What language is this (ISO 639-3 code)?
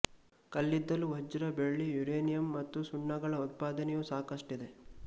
kan